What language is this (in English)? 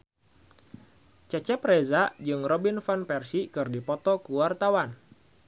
Sundanese